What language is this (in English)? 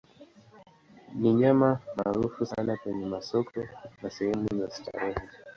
Swahili